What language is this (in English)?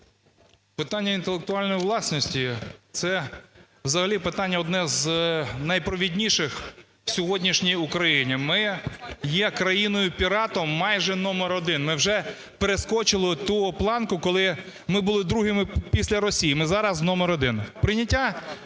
Ukrainian